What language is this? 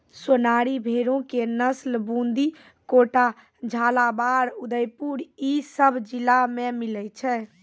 Maithili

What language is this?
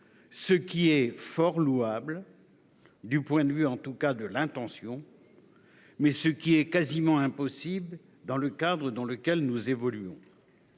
French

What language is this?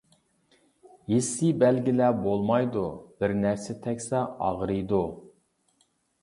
Uyghur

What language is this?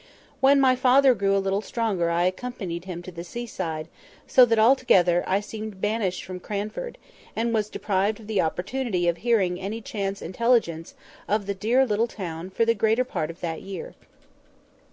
English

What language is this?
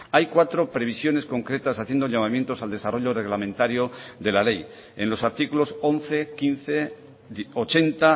Spanish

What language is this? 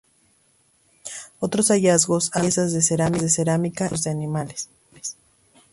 Spanish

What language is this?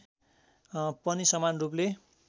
Nepali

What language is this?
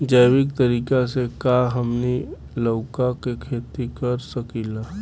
Bhojpuri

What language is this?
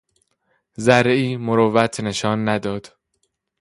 Persian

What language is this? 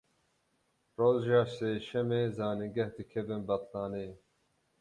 Kurdish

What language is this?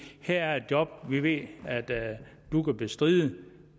Danish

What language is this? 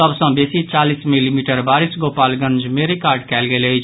Maithili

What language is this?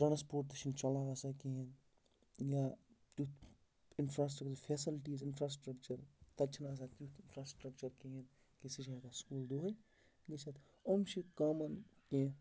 Kashmiri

